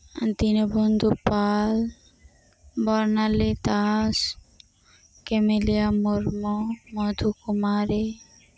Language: Santali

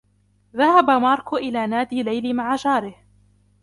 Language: Arabic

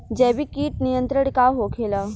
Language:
Bhojpuri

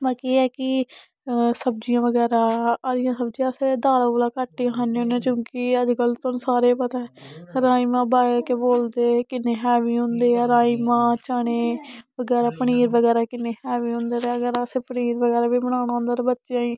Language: Dogri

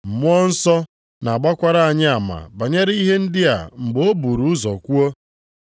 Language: Igbo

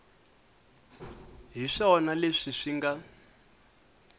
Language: Tsonga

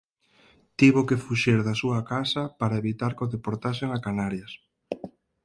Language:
Galician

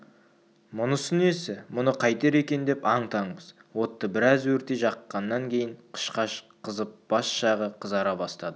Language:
Kazakh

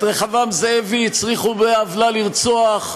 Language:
Hebrew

